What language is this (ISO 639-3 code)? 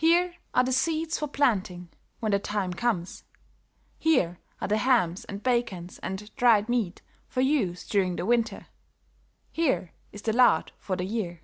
eng